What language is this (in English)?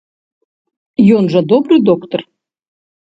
Belarusian